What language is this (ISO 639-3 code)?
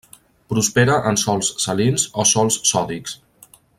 cat